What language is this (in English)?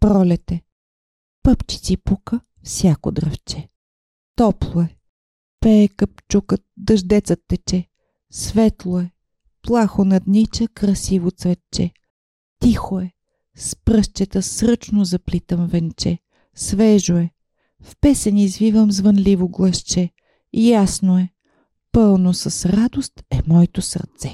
Bulgarian